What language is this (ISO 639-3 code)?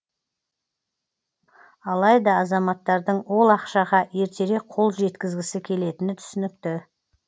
kaz